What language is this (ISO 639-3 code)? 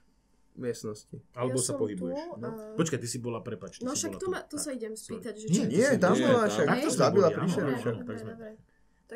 slk